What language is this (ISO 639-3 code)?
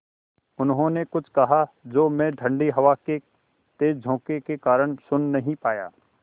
hin